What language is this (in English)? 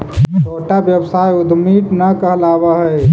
Magahi